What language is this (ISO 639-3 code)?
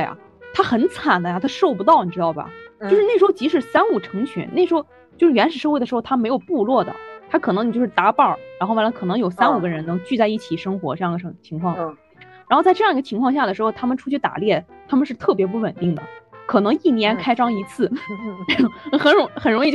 zho